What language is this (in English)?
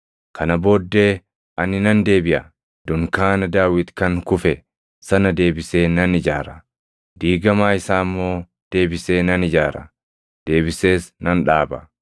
Oromo